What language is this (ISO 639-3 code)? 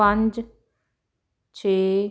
pan